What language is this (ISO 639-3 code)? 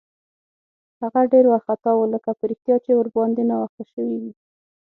pus